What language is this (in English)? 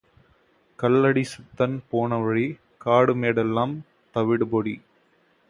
Tamil